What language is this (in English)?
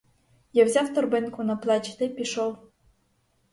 Ukrainian